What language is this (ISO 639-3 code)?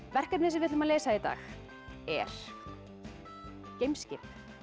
isl